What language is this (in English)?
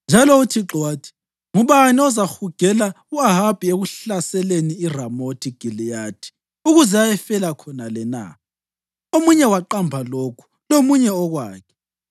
North Ndebele